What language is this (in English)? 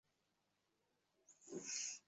Bangla